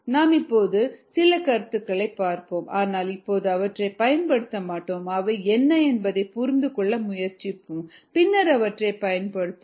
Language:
Tamil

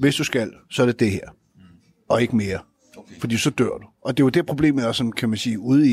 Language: Danish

